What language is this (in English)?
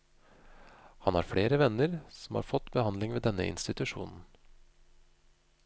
Norwegian